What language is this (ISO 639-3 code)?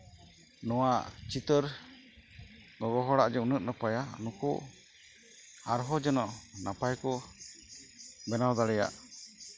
sat